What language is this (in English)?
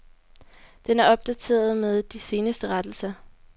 Danish